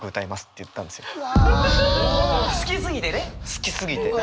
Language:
Japanese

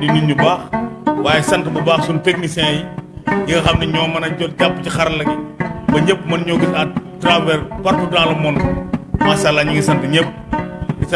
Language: Indonesian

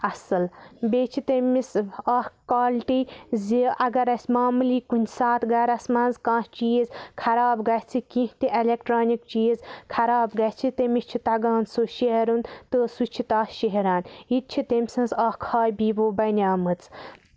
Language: Kashmiri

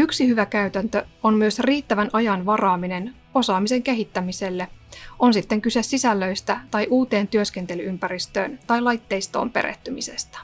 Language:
Finnish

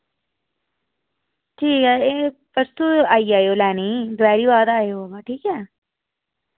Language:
Dogri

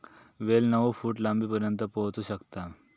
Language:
Marathi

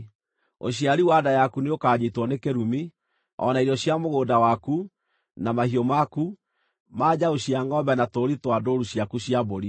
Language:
Kikuyu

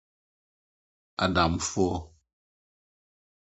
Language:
Akan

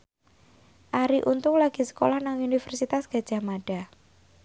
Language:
Javanese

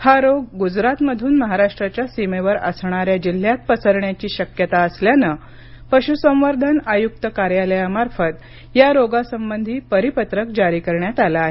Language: Marathi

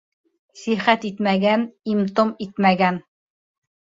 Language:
Bashkir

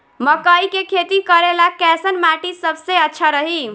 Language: Bhojpuri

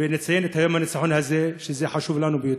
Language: Hebrew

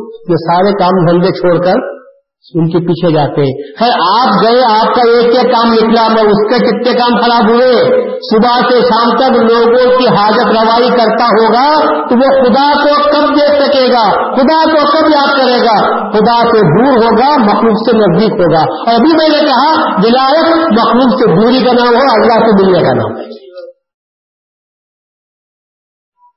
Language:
Urdu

